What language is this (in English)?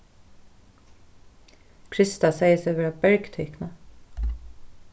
Faroese